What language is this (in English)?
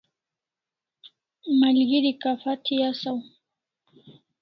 Kalasha